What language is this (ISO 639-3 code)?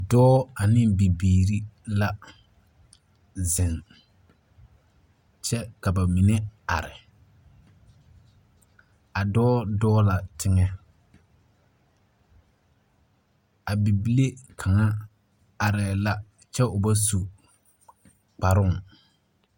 dga